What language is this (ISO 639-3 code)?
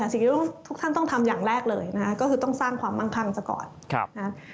tha